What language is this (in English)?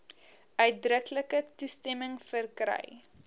Afrikaans